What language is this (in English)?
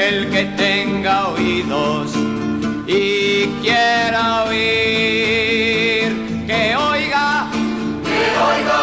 Spanish